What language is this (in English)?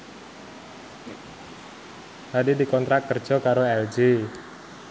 Javanese